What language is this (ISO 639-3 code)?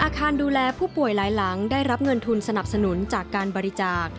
tha